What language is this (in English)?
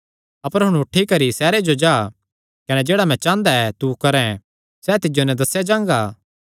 Kangri